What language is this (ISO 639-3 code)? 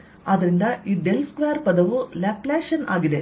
kan